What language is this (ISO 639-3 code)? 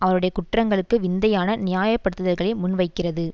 tam